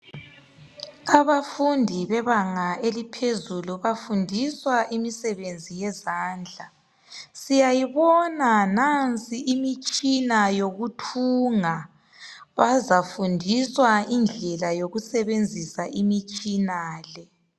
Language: North Ndebele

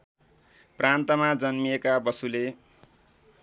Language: Nepali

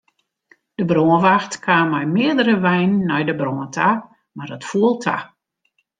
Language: Western Frisian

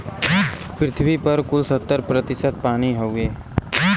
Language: Bhojpuri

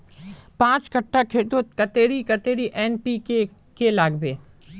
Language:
Magahi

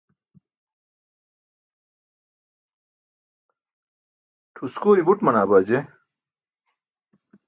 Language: Burushaski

